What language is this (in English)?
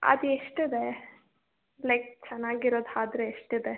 Kannada